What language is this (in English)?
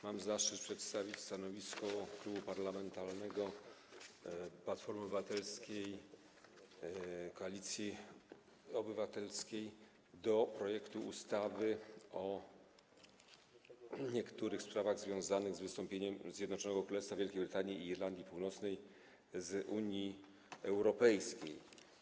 Polish